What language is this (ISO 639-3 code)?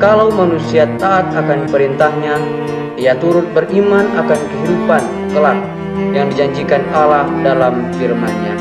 ind